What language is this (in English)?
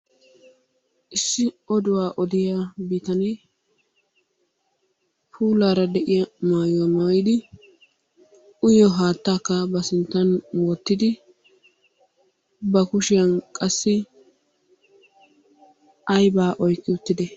Wolaytta